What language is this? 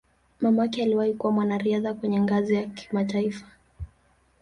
Swahili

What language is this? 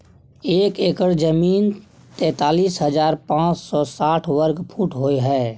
Maithili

